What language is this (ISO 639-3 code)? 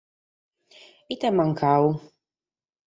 srd